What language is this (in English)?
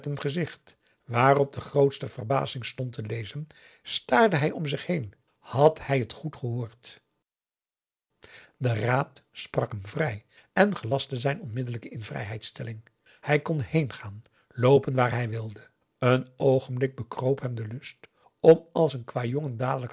Dutch